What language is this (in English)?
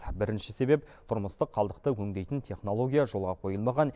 Kazakh